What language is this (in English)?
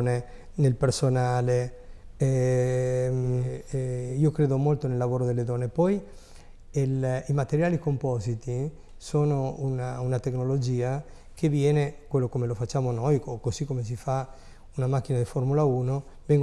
Italian